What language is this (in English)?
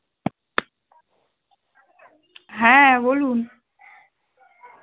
Bangla